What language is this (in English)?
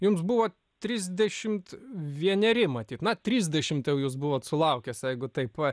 Lithuanian